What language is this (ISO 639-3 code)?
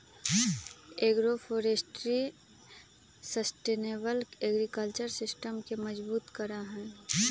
mag